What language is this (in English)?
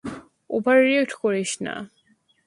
Bangla